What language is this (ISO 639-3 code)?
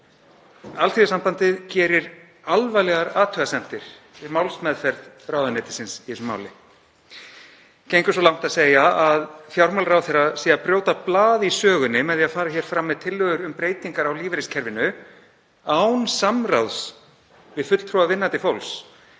isl